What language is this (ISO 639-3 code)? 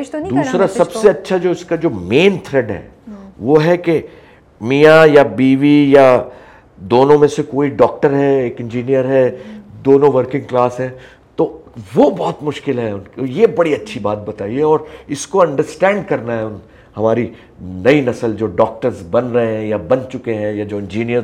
urd